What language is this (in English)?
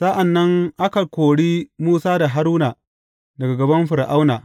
Hausa